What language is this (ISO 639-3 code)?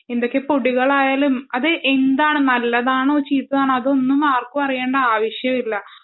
mal